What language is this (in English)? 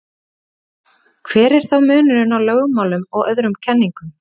Icelandic